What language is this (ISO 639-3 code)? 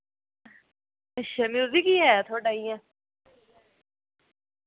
doi